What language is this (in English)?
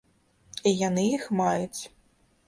Belarusian